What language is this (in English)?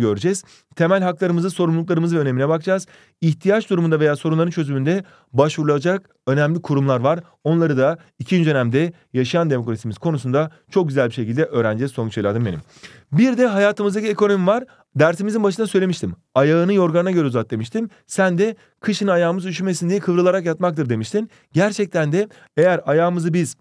Turkish